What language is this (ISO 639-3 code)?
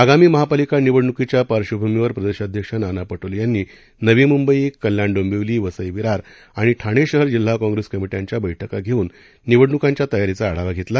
mar